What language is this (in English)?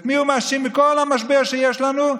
Hebrew